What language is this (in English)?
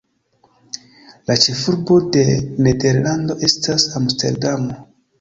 Esperanto